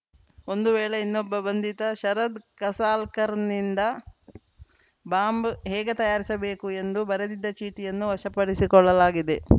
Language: Kannada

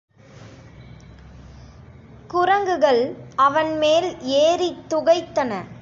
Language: Tamil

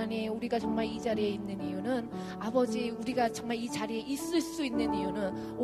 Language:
Korean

